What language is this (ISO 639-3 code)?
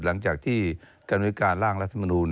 tha